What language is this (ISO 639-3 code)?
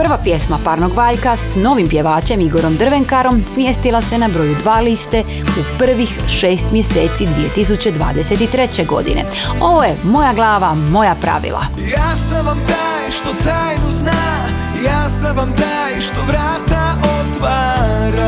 hrv